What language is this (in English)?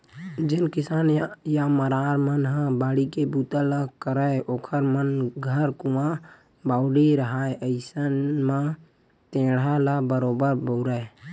Chhattisgarhi